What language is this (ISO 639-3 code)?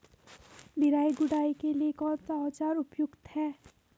hin